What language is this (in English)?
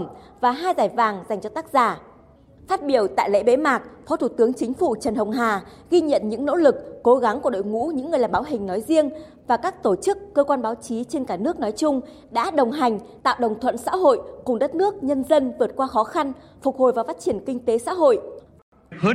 Vietnamese